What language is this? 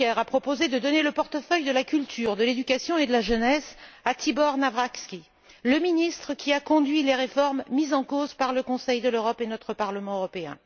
French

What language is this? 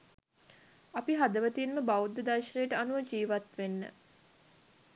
Sinhala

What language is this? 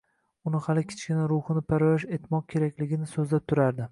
Uzbek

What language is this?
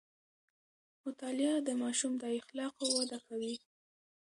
Pashto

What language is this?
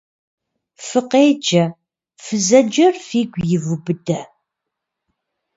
Kabardian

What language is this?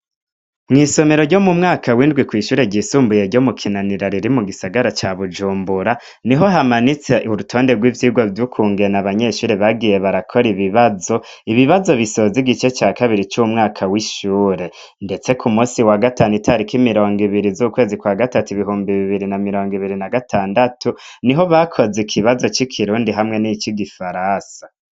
Rundi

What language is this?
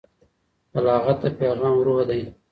Pashto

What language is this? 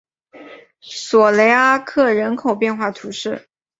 Chinese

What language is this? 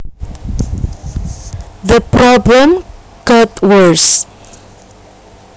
Javanese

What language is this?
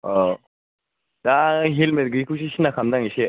Bodo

